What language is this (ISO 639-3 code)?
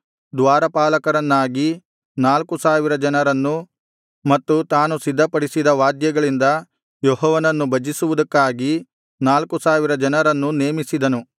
kan